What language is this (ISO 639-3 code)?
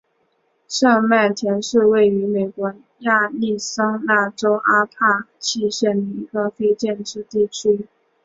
zho